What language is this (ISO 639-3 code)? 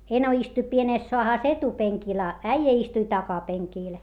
fin